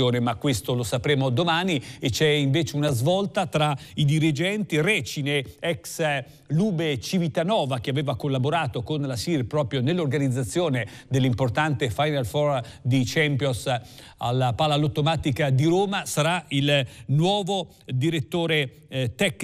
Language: Italian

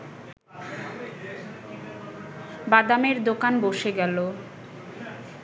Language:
Bangla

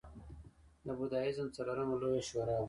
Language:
Pashto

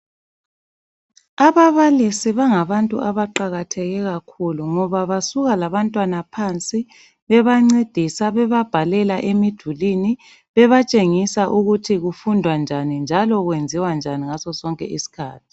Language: North Ndebele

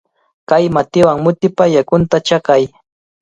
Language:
Cajatambo North Lima Quechua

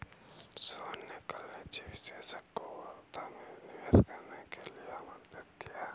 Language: Hindi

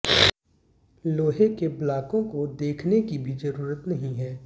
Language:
Hindi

